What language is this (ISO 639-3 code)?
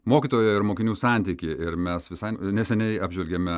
lit